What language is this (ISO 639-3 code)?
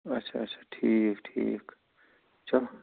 kas